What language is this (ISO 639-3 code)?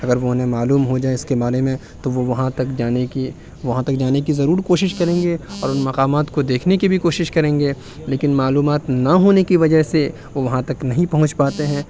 urd